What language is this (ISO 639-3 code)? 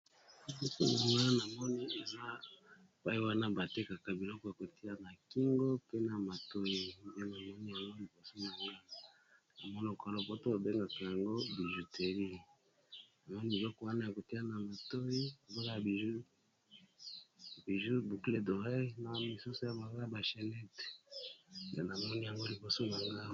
lin